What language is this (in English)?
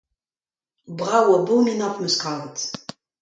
Breton